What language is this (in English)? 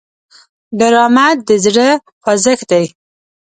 Pashto